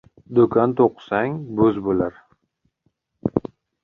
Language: Uzbek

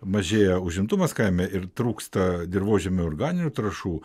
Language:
Lithuanian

